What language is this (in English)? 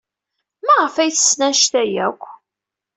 Kabyle